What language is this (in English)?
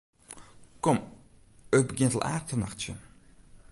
Western Frisian